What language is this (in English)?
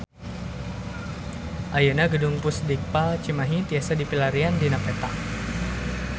Sundanese